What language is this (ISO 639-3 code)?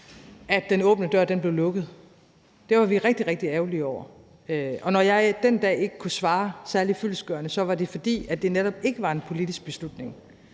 dan